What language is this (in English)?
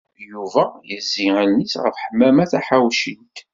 Kabyle